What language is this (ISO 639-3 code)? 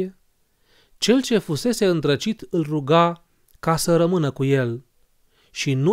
ron